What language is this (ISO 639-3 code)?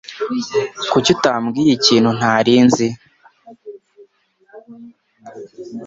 kin